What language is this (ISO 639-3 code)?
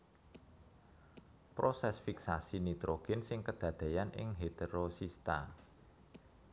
jav